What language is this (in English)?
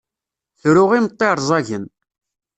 Kabyle